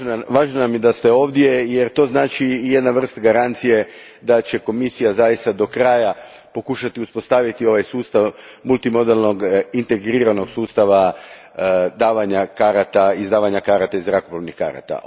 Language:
Croatian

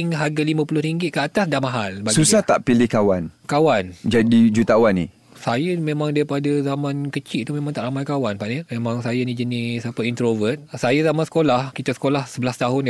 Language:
Malay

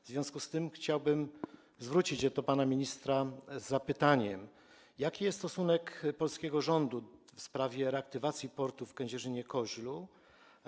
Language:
Polish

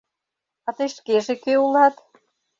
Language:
Mari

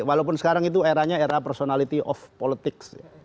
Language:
Indonesian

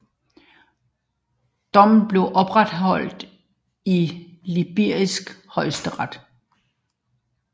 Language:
Danish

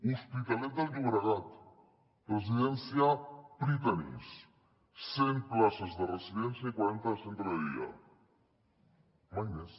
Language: Catalan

